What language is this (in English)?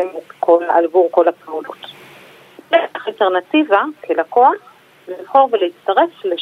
Hebrew